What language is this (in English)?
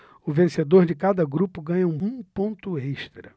Portuguese